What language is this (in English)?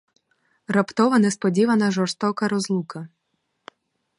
Ukrainian